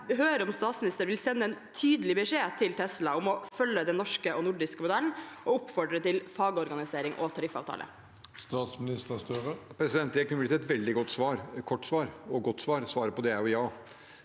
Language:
Norwegian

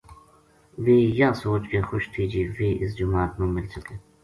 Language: Gujari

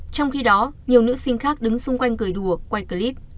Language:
Vietnamese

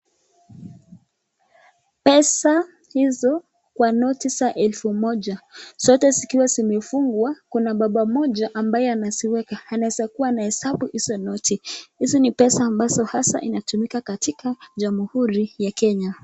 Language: Swahili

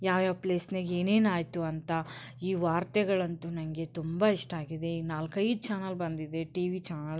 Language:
Kannada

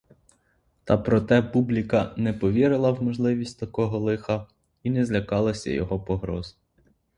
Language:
Ukrainian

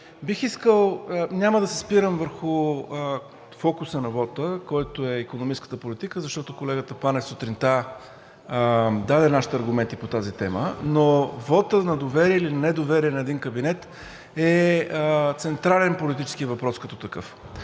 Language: Bulgarian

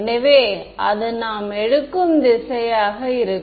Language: Tamil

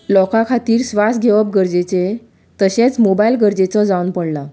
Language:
Konkani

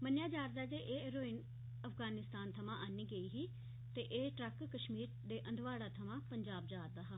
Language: Dogri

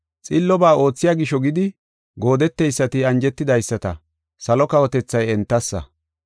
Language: Gofa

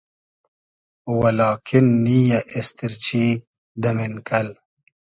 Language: Hazaragi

